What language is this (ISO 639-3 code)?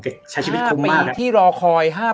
tha